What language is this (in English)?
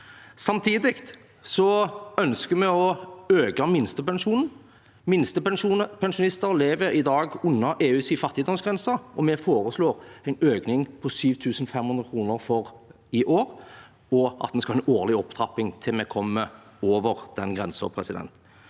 Norwegian